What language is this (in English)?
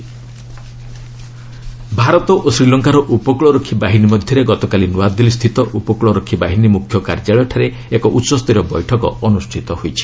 Odia